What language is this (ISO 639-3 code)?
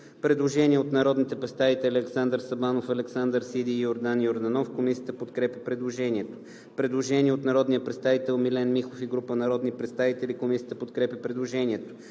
bul